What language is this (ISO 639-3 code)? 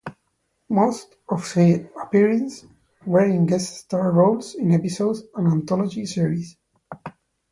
eng